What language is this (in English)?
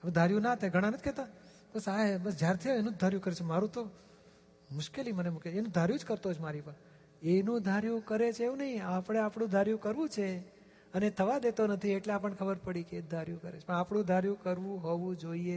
Gujarati